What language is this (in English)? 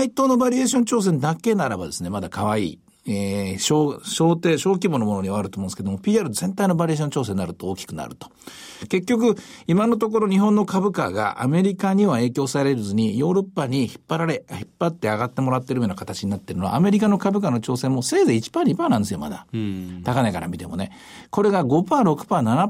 Japanese